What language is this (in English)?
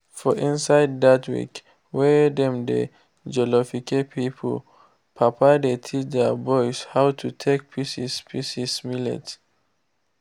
Nigerian Pidgin